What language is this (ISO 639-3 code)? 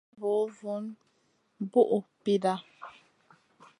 mcn